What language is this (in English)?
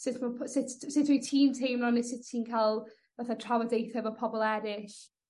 Welsh